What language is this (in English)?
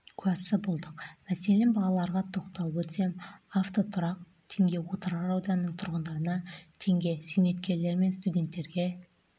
Kazakh